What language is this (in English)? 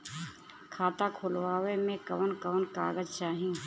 Bhojpuri